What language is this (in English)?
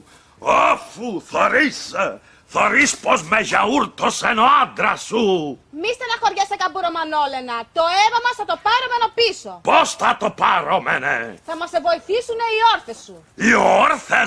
Greek